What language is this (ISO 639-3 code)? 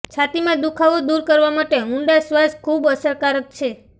guj